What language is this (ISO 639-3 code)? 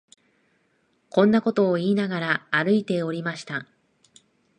jpn